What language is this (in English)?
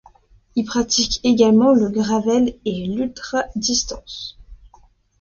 French